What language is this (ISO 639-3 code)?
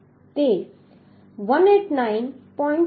guj